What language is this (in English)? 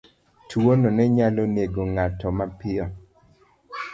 Luo (Kenya and Tanzania)